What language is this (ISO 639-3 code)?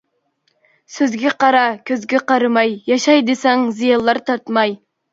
uig